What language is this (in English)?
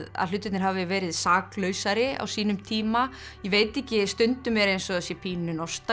Icelandic